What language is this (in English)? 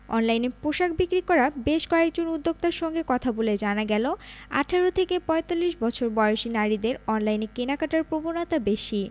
Bangla